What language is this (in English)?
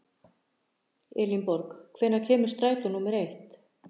Icelandic